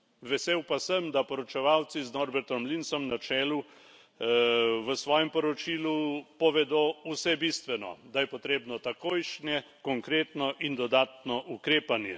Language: Slovenian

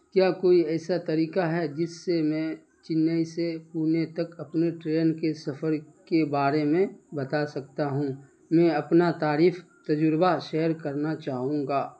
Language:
Urdu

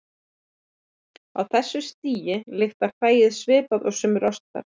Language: Icelandic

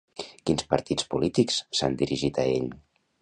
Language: Catalan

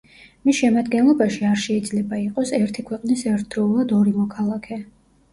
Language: Georgian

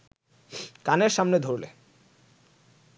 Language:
Bangla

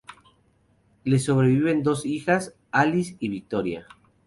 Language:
Spanish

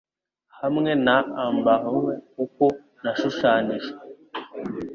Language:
Kinyarwanda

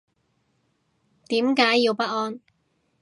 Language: Cantonese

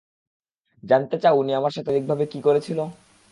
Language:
Bangla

